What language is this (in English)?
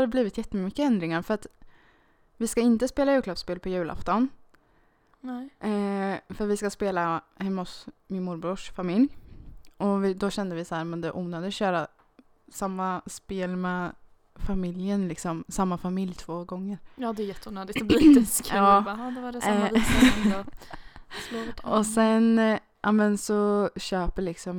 Swedish